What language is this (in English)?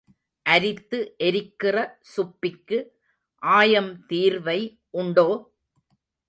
Tamil